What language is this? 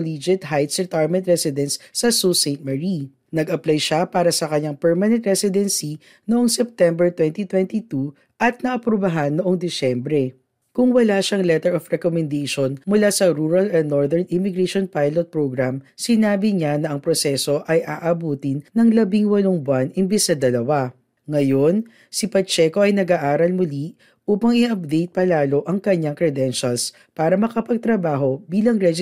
Filipino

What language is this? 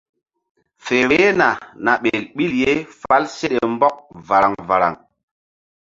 Mbum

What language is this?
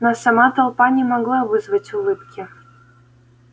Russian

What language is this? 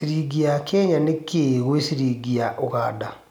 Kikuyu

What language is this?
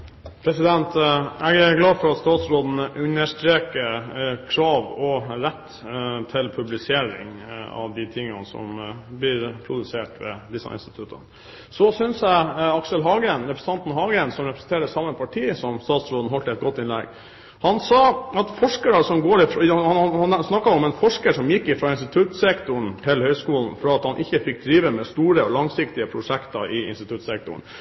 Norwegian Bokmål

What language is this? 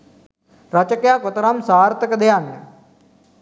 Sinhala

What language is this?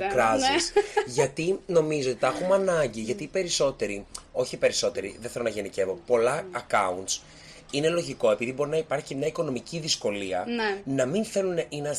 Greek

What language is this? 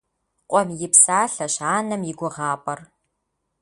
Kabardian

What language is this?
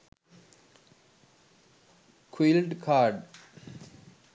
Sinhala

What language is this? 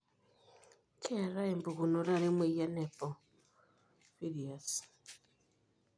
Masai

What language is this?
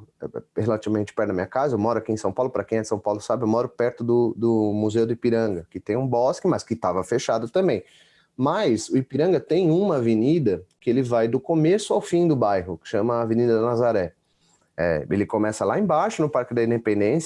Portuguese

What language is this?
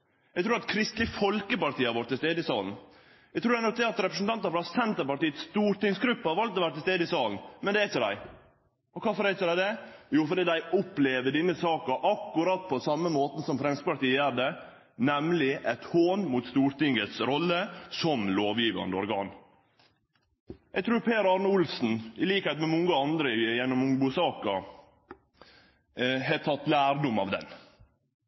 Norwegian Nynorsk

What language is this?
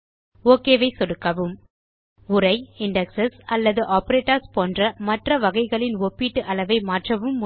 Tamil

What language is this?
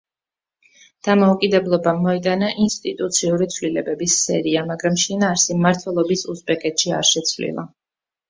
Georgian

